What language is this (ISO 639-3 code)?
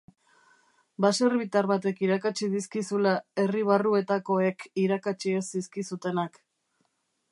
eus